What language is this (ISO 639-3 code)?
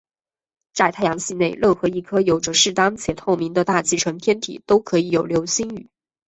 zho